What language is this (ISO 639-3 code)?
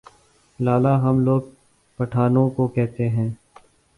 urd